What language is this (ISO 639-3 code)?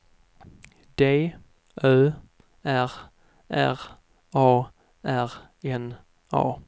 swe